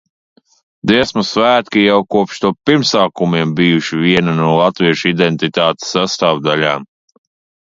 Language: Latvian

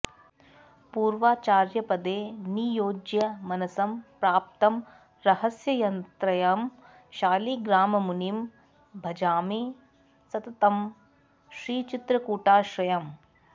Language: Sanskrit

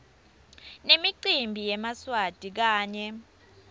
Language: Swati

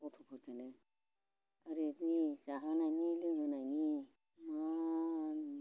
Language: Bodo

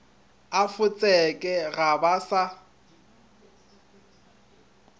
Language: Northern Sotho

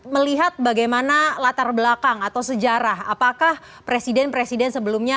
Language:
Indonesian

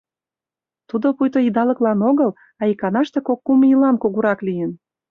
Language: Mari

